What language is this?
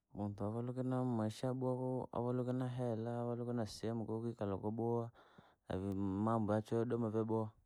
Langi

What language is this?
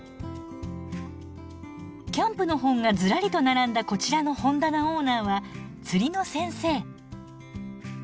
Japanese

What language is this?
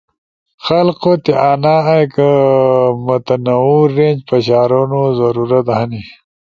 Ushojo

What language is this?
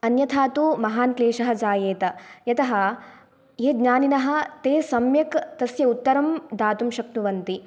Sanskrit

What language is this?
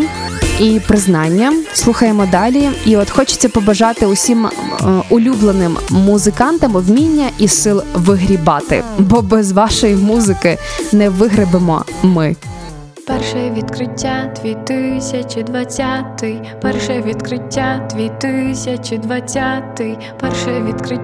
Ukrainian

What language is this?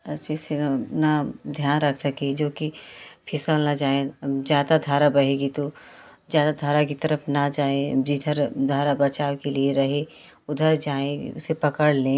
Hindi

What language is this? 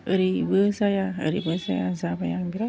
Bodo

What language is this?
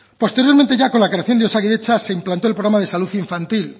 Spanish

